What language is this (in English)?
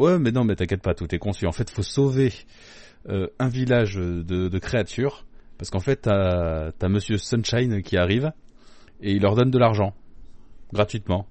French